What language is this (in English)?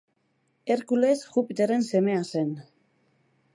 Basque